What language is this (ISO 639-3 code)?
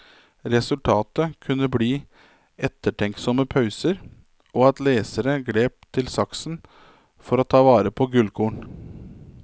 nor